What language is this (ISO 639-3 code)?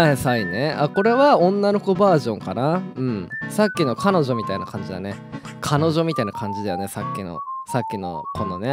jpn